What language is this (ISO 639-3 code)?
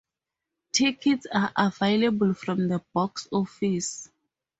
eng